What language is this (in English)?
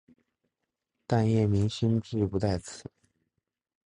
Chinese